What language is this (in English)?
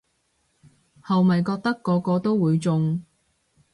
Cantonese